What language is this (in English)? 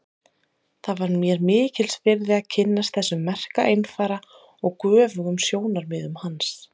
Icelandic